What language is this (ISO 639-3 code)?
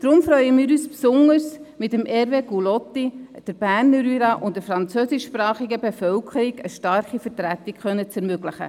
gsw